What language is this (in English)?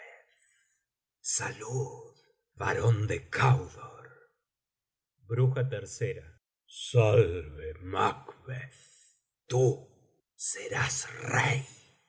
Spanish